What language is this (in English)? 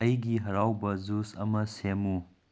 Manipuri